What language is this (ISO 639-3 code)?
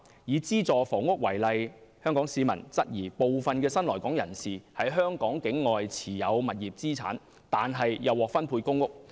yue